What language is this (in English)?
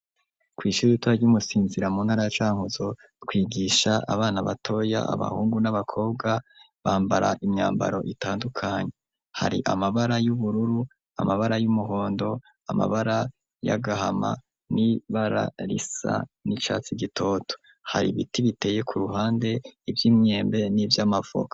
Rundi